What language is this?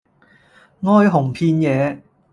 Cantonese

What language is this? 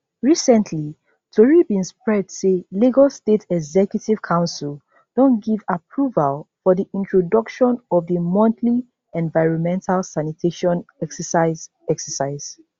Nigerian Pidgin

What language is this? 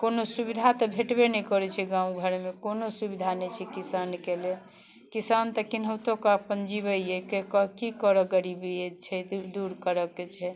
Maithili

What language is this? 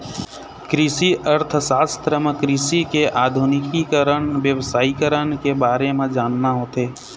Chhattisgarhi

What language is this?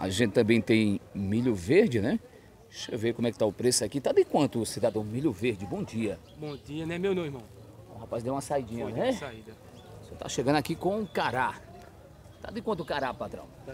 Portuguese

